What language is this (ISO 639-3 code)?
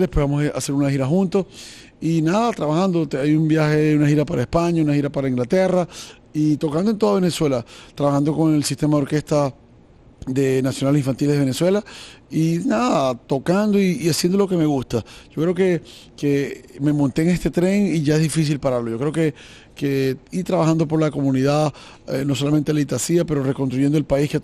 spa